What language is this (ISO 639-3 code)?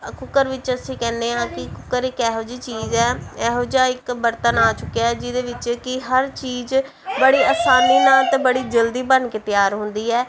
pan